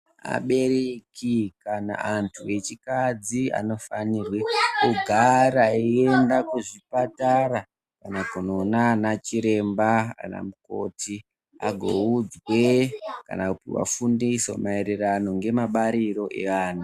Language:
Ndau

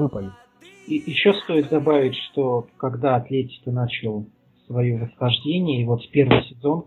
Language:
Russian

